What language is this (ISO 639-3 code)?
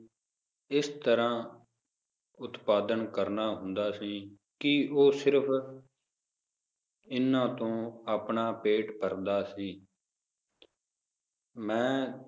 pan